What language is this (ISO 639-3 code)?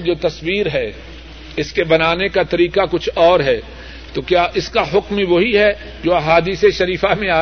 urd